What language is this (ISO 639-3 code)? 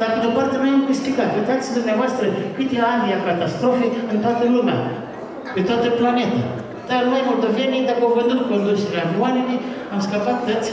ron